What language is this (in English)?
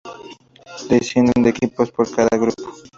Spanish